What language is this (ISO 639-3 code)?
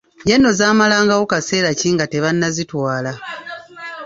lug